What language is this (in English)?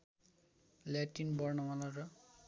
Nepali